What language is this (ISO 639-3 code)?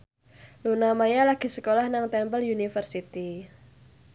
jav